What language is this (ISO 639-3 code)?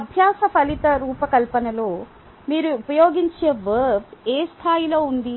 tel